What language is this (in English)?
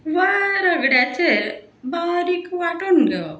Konkani